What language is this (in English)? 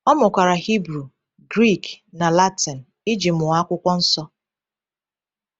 Igbo